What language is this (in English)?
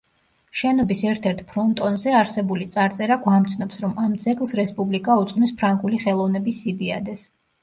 Georgian